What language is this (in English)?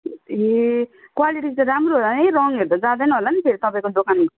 Nepali